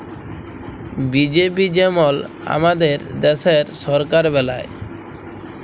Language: Bangla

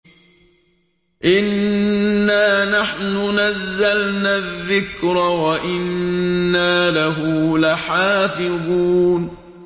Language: Arabic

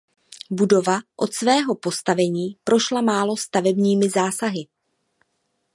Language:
Czech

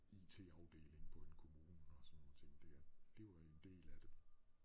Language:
Danish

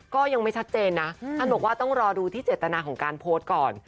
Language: Thai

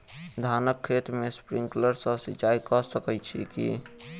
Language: Maithili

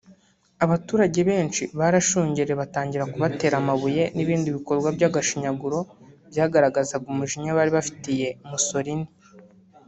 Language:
Kinyarwanda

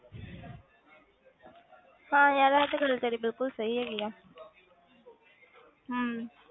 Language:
Punjabi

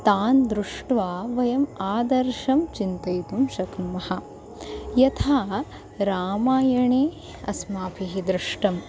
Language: Sanskrit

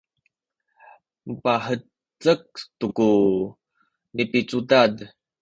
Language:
Sakizaya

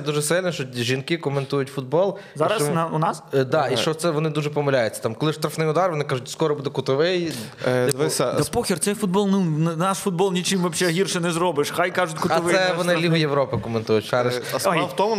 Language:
Ukrainian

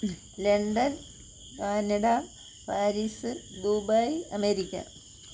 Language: Malayalam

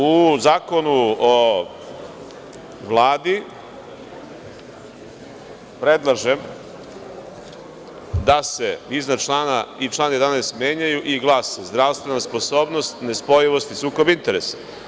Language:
Serbian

